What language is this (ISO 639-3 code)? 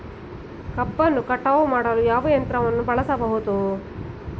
kan